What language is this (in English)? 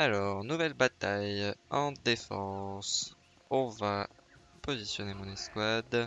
French